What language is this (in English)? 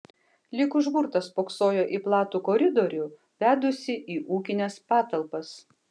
Lithuanian